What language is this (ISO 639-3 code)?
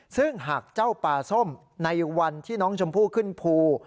tha